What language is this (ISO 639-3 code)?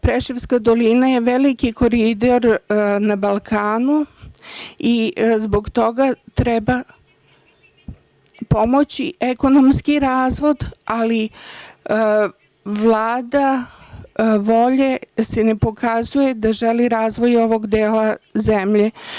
srp